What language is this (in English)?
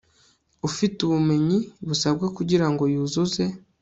Kinyarwanda